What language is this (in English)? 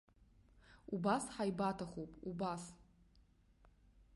Abkhazian